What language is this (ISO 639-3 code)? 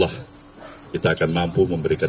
ind